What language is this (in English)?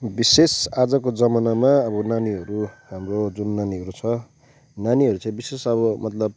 Nepali